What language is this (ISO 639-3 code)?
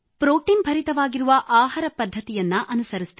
kan